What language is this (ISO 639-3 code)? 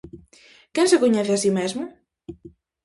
glg